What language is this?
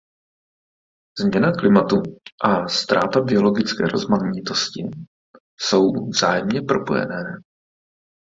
Czech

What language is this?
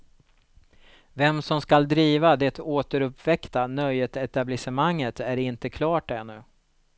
Swedish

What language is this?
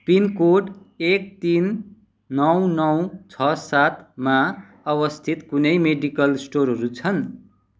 Nepali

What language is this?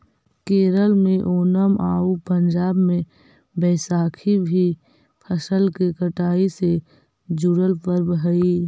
Magahi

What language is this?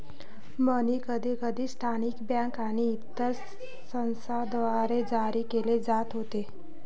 Marathi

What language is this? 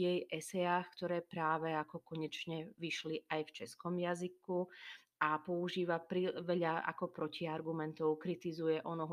Slovak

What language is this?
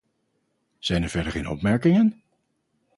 Dutch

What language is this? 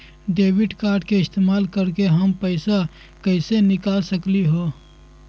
Magahi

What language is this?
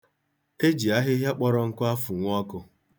Igbo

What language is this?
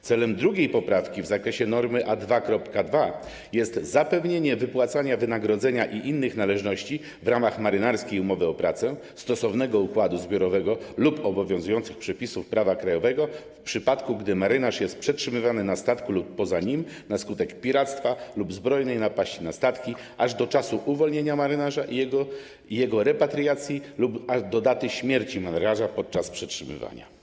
Polish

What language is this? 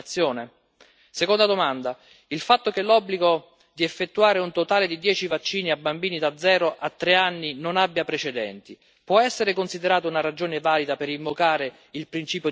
Italian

